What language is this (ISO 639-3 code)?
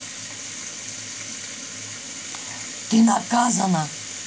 rus